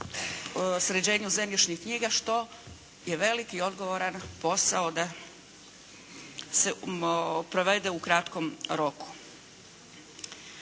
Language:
Croatian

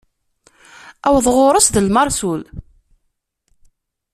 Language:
Kabyle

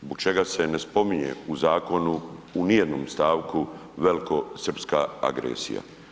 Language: Croatian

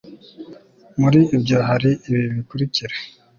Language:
Kinyarwanda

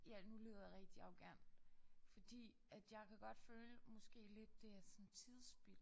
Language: Danish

